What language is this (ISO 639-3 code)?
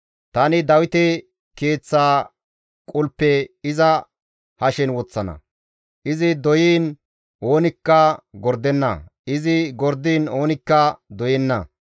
gmv